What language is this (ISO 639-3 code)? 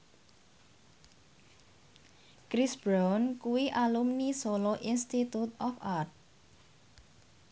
jav